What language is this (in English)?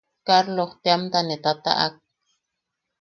Yaqui